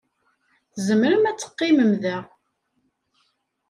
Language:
Kabyle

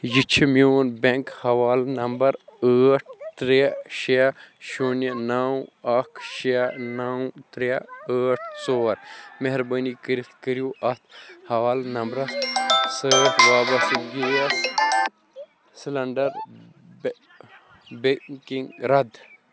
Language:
Kashmiri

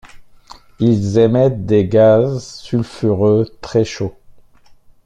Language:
French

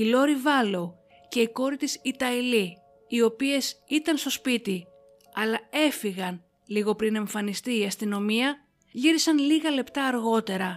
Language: Greek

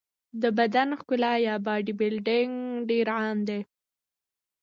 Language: Pashto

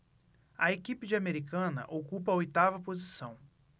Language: Portuguese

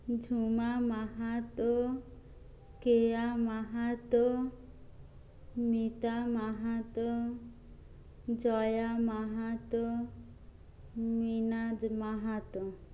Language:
Bangla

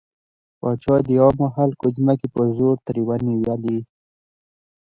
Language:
Pashto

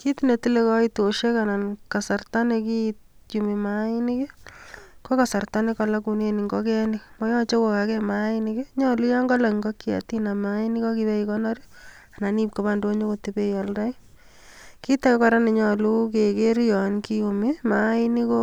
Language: Kalenjin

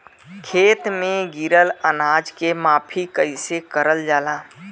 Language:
Bhojpuri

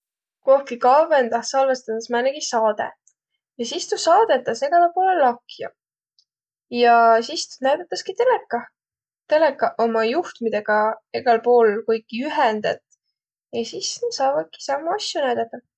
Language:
Võro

